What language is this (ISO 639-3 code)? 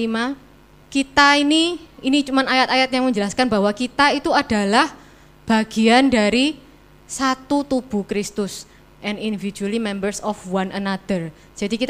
ind